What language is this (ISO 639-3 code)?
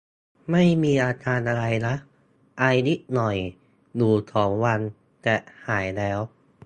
tha